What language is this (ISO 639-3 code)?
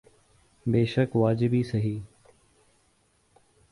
urd